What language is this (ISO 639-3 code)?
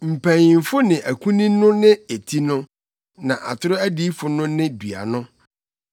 aka